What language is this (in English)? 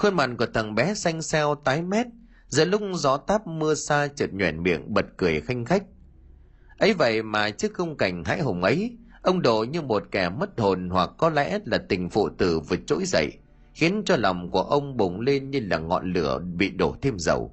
Vietnamese